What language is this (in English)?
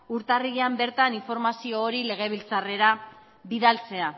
Basque